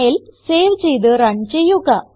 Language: Malayalam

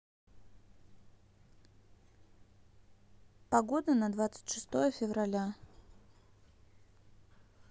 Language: Russian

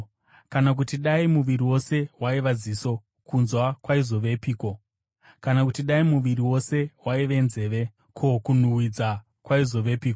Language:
Shona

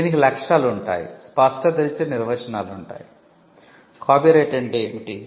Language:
Telugu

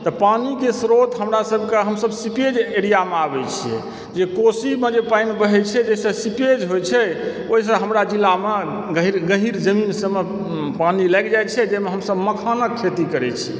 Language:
Maithili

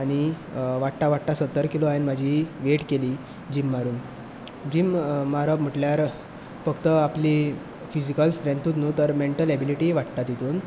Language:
Konkani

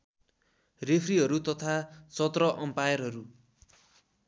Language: Nepali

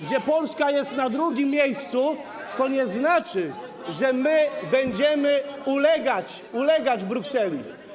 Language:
Polish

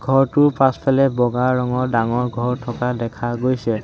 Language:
Assamese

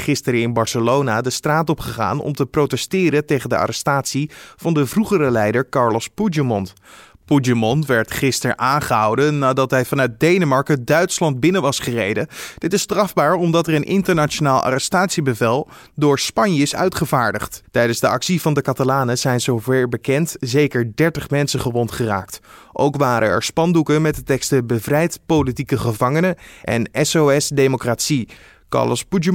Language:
Dutch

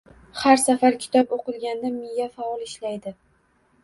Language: Uzbek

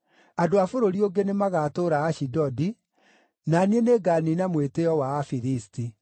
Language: Kikuyu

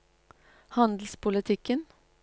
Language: Norwegian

